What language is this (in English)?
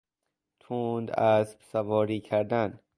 Persian